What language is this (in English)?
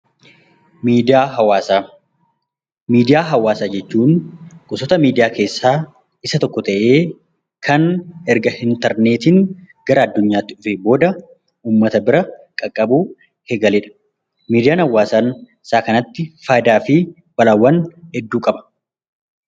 Oromo